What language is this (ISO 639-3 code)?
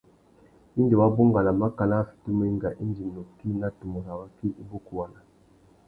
bag